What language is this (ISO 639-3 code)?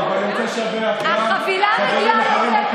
heb